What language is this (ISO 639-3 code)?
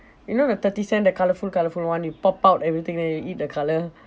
eng